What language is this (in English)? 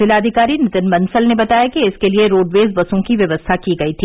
Hindi